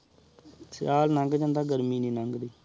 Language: Punjabi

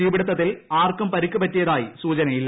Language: Malayalam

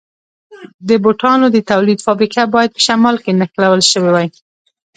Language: Pashto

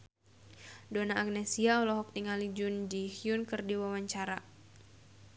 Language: Sundanese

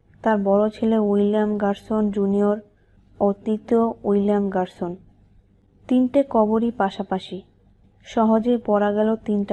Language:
Romanian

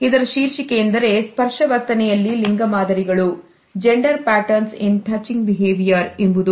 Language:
Kannada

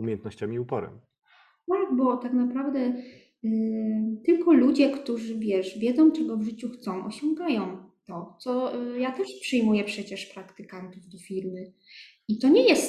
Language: Polish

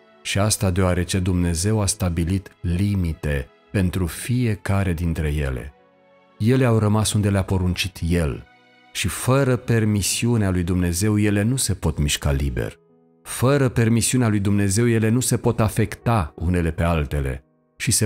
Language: Romanian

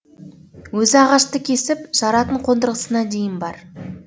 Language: Kazakh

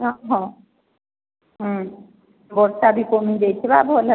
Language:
Odia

